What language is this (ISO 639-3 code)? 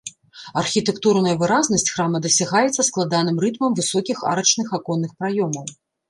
bel